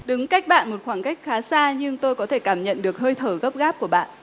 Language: Vietnamese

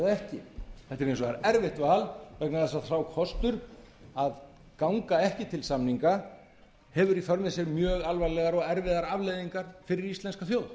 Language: Icelandic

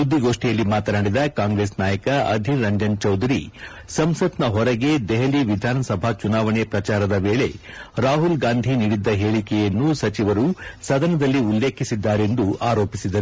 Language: Kannada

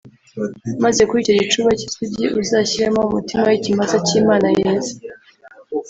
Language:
Kinyarwanda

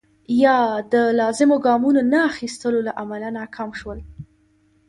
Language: Pashto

